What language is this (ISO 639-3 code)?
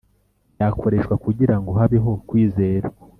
kin